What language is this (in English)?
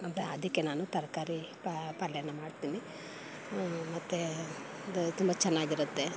Kannada